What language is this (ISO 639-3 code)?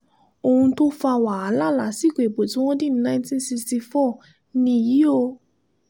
yor